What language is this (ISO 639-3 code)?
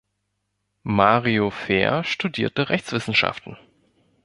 deu